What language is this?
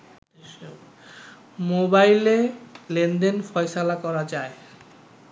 Bangla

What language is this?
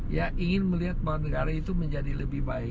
Indonesian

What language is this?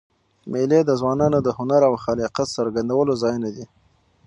Pashto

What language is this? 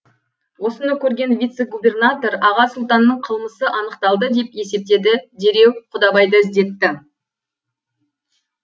Kazakh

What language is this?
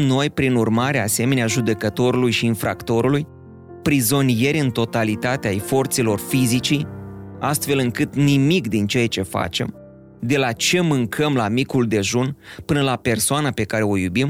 Romanian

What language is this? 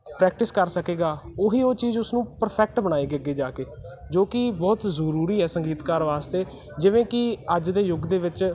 Punjabi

